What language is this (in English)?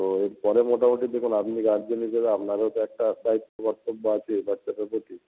Bangla